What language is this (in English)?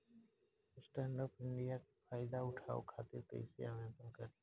Bhojpuri